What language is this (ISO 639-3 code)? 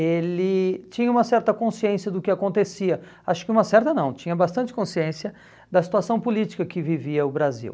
por